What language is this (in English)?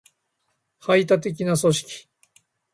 Japanese